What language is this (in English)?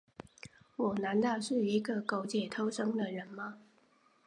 Chinese